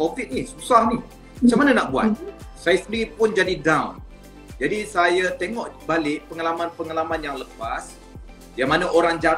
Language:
Malay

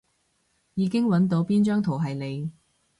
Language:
Cantonese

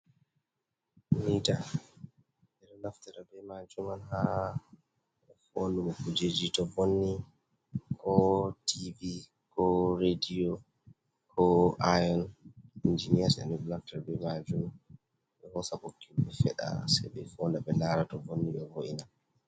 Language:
Fula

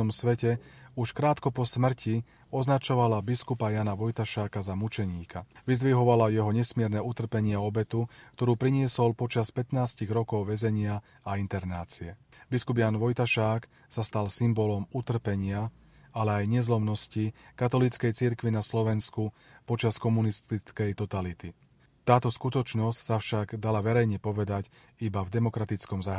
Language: Slovak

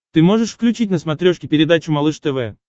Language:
Russian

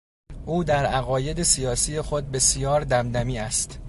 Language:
Persian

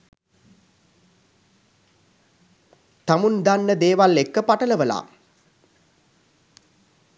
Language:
Sinhala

